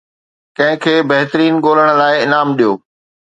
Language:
Sindhi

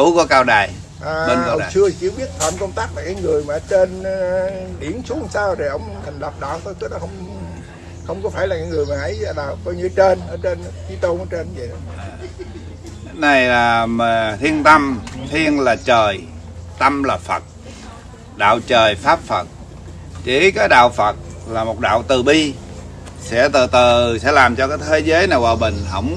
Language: Vietnamese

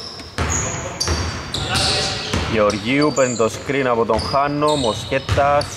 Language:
Greek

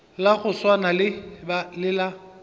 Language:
Northern Sotho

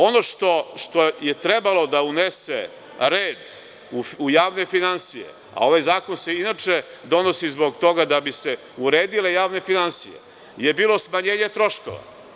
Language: Serbian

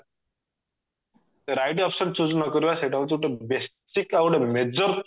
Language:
Odia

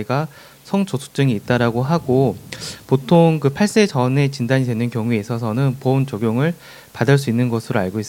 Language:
Korean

